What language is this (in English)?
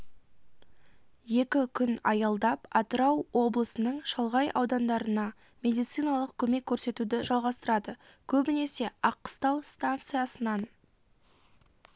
Kazakh